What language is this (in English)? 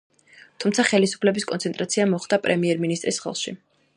Georgian